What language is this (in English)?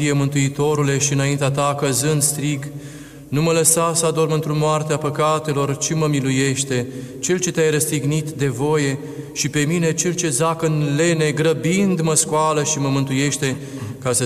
Romanian